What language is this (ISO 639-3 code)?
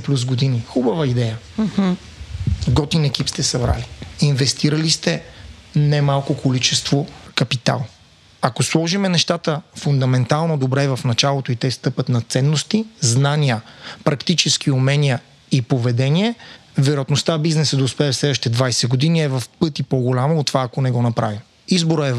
bul